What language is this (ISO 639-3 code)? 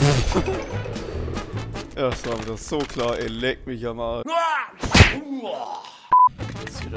deu